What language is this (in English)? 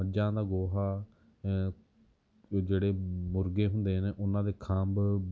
Punjabi